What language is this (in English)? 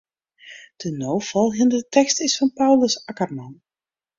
Western Frisian